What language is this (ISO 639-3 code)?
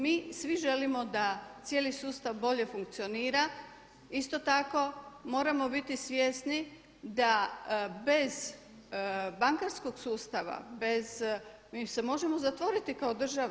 hrv